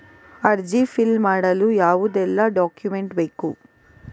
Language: Kannada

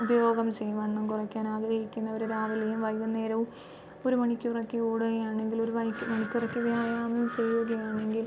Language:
Malayalam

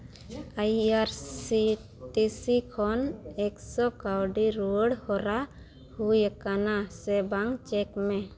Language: Santali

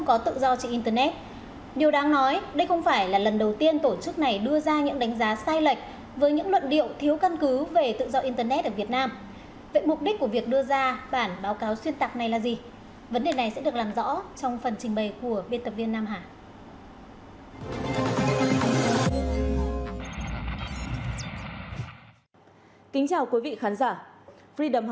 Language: Vietnamese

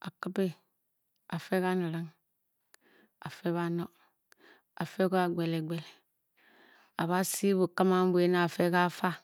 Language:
Bokyi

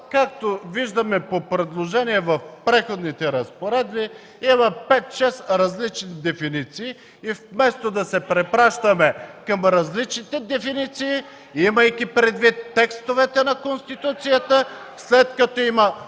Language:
Bulgarian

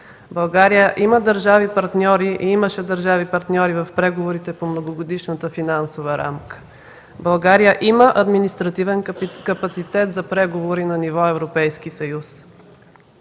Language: Bulgarian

